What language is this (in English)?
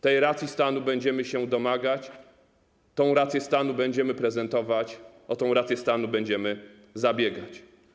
Polish